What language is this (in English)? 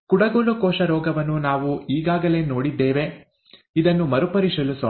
Kannada